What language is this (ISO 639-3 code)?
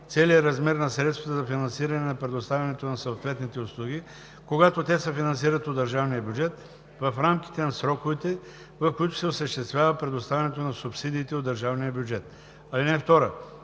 bul